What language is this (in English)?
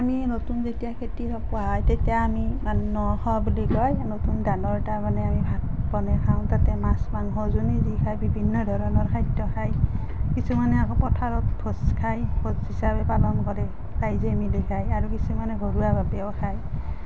Assamese